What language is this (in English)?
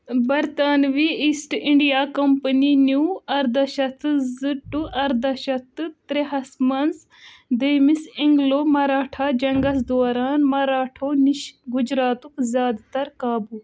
Kashmiri